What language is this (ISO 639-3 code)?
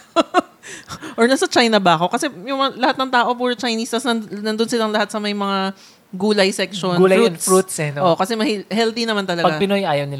fil